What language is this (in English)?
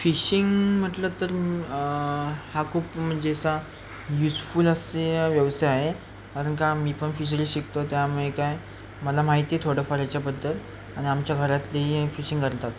Marathi